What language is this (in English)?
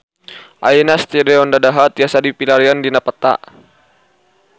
Sundanese